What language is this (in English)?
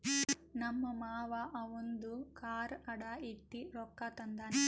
Kannada